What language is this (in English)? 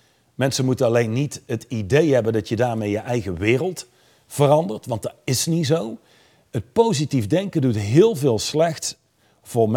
Dutch